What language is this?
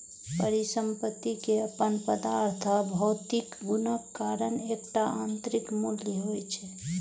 Maithili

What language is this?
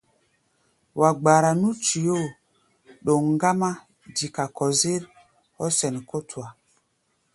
Gbaya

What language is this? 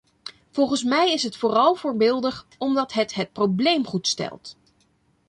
Dutch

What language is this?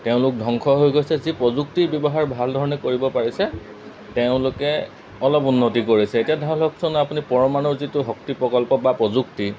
Assamese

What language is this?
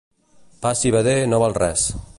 Catalan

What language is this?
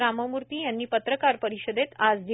Marathi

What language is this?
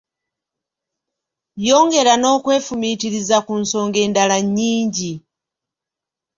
Ganda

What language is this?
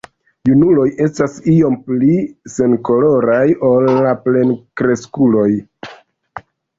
Esperanto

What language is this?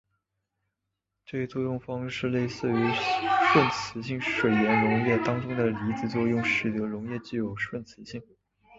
Chinese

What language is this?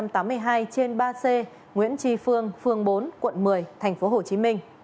Vietnamese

